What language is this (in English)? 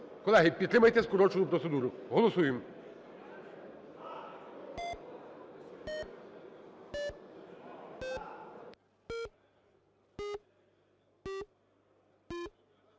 Ukrainian